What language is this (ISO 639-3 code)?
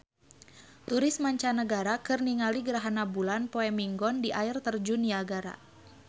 sun